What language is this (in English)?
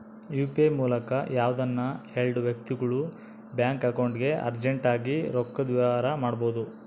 Kannada